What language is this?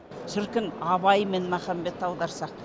Kazakh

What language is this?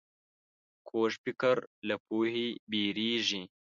Pashto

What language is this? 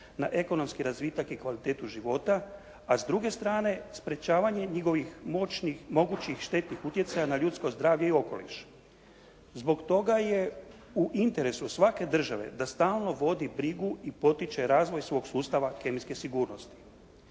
Croatian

